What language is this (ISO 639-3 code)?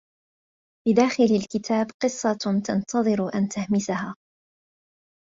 ara